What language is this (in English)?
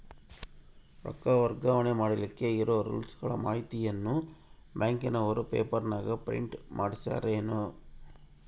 Kannada